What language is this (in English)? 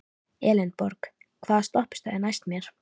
Icelandic